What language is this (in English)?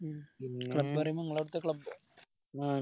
Malayalam